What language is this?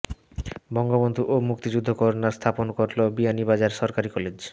Bangla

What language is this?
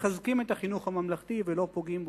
Hebrew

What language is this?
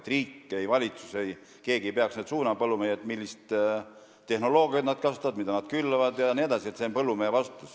Estonian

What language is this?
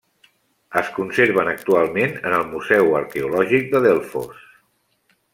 Catalan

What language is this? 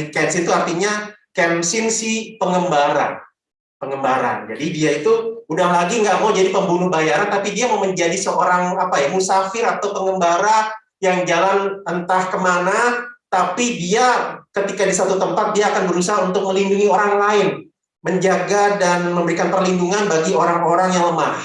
Indonesian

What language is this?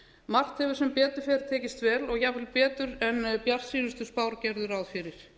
Icelandic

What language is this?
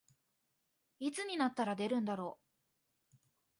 Japanese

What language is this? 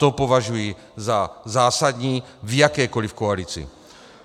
Czech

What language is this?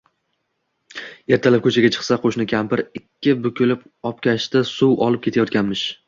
Uzbek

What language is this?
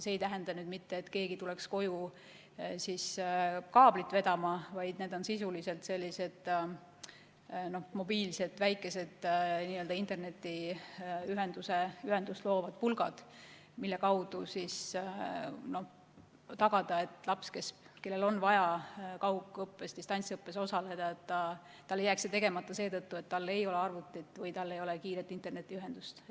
Estonian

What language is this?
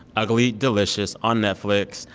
English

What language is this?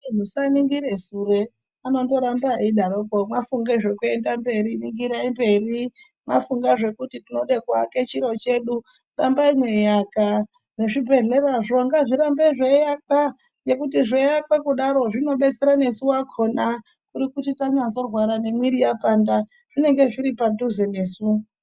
Ndau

